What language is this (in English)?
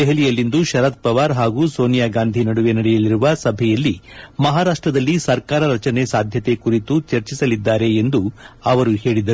Kannada